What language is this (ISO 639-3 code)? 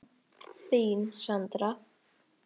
isl